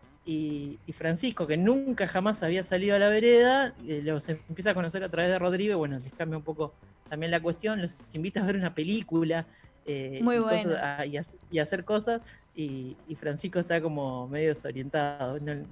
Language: Spanish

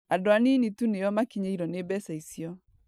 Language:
Kikuyu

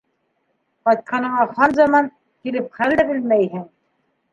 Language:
Bashkir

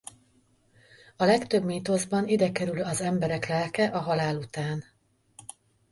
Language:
Hungarian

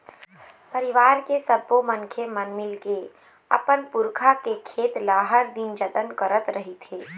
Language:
Chhattisgarhi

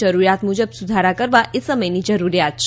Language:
Gujarati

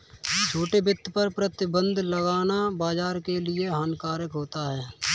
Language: Hindi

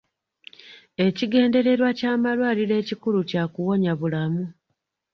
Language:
Ganda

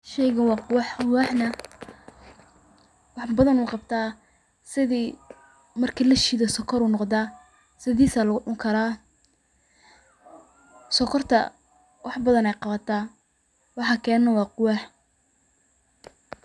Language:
Somali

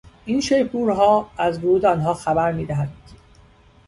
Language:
Persian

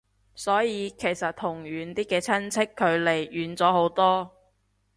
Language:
Cantonese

